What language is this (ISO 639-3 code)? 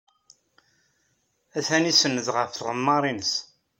kab